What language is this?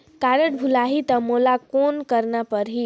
Chhattisgarhi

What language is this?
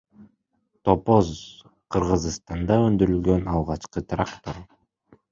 Kyrgyz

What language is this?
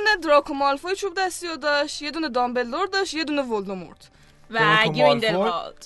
Persian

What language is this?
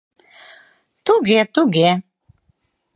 Mari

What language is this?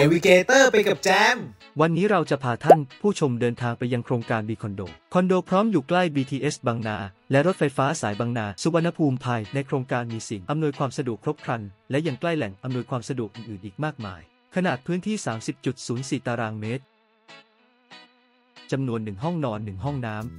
Thai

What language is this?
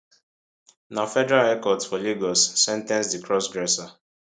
Nigerian Pidgin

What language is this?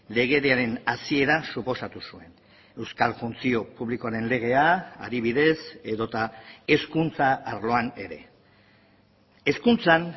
Basque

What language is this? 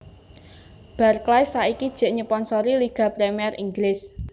Javanese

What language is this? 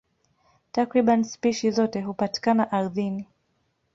Swahili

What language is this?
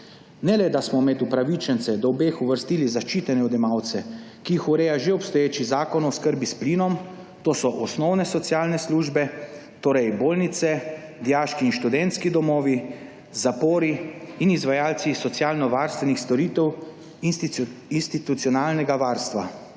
Slovenian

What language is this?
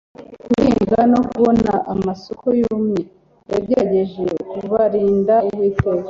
Kinyarwanda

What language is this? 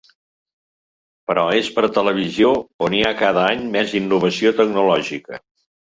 Catalan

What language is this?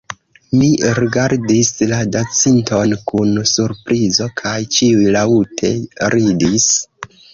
Esperanto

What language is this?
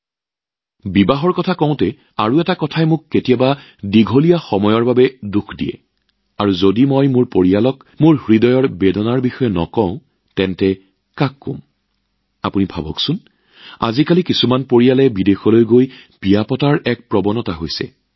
Assamese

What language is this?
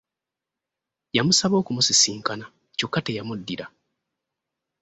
Ganda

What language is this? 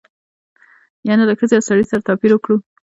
Pashto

